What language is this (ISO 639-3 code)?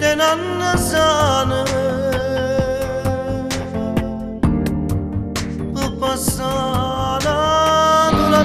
tur